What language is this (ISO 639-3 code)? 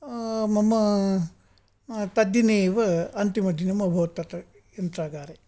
san